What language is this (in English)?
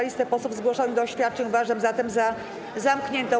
Polish